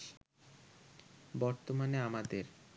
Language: Bangla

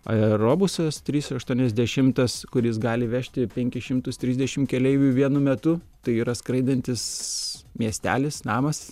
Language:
Lithuanian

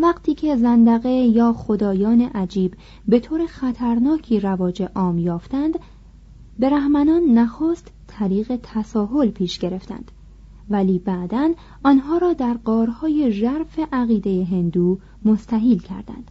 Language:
Persian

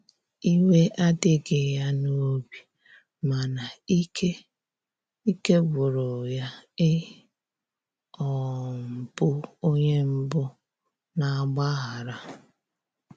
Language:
Igbo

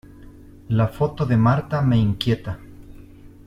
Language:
Spanish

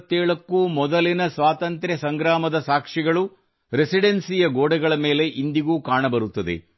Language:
Kannada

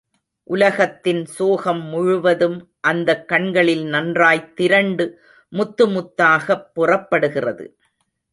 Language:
Tamil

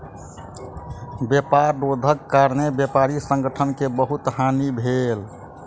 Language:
Maithili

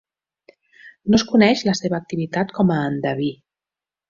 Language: Catalan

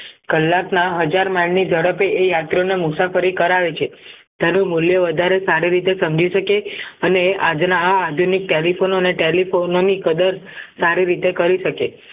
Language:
Gujarati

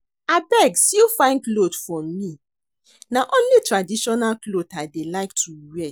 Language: Nigerian Pidgin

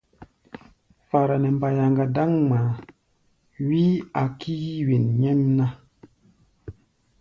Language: Gbaya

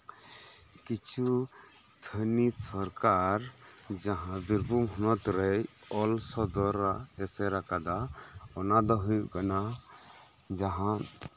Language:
Santali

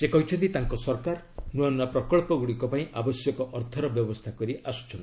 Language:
Odia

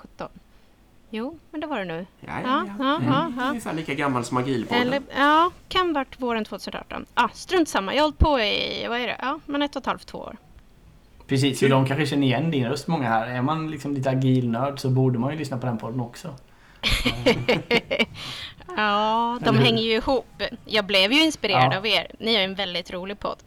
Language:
Swedish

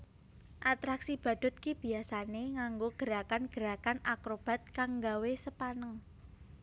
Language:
Javanese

